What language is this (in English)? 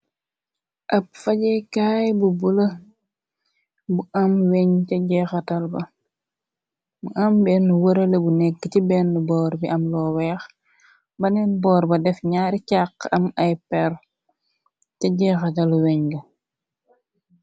Wolof